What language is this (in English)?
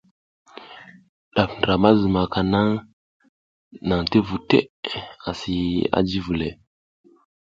South Giziga